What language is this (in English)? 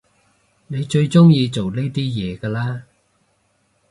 Cantonese